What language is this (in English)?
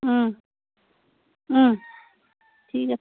Assamese